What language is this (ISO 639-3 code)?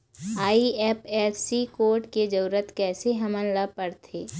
hne